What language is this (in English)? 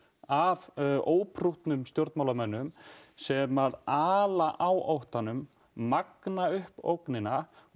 Icelandic